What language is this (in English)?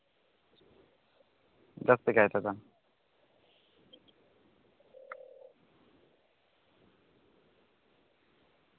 Santali